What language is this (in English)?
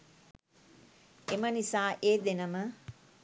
Sinhala